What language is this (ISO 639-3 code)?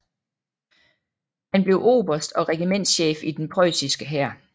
dan